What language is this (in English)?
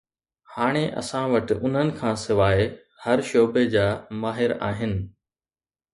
Sindhi